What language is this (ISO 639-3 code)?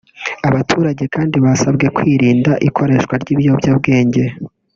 kin